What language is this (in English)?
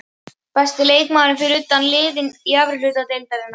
Icelandic